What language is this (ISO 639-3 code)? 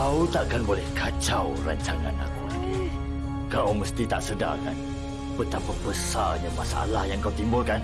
msa